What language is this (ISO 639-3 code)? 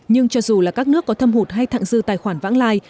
vie